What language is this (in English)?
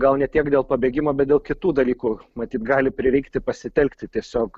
Lithuanian